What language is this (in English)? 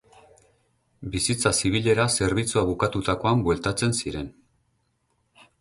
Basque